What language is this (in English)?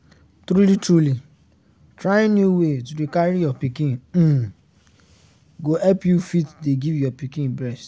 Nigerian Pidgin